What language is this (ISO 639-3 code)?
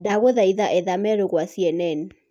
kik